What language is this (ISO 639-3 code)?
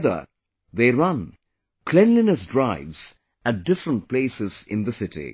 eng